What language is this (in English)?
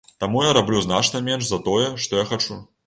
Belarusian